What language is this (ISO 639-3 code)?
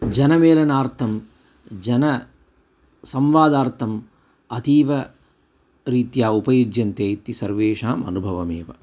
san